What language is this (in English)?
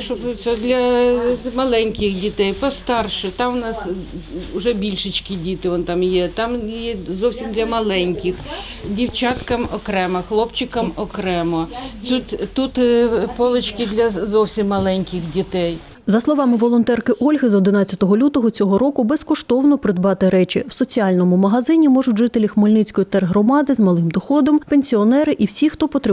Ukrainian